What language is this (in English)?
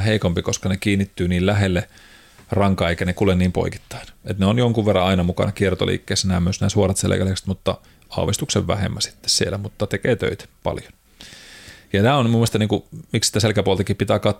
Finnish